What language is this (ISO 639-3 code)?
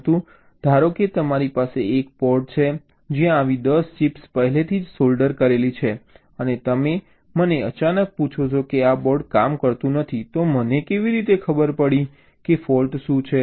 guj